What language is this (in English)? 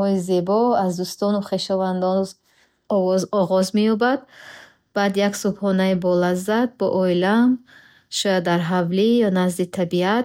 Bukharic